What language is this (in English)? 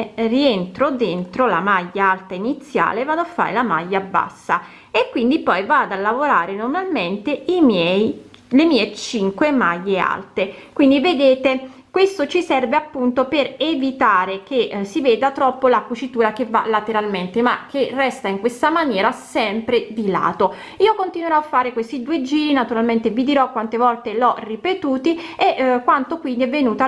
Italian